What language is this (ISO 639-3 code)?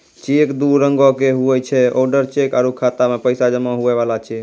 mai